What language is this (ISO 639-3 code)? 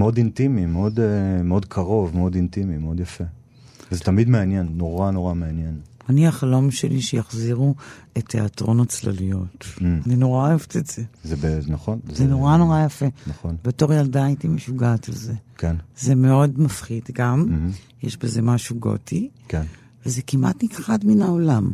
heb